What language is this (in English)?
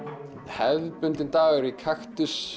Icelandic